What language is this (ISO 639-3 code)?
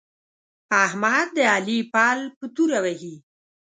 pus